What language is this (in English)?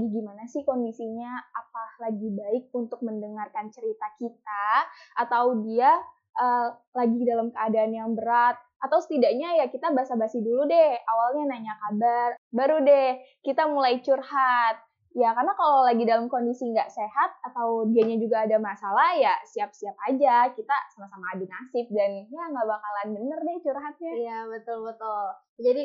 Indonesian